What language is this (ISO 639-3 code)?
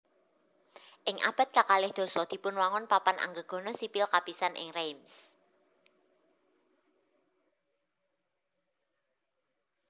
jav